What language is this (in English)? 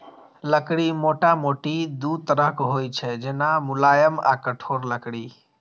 Maithili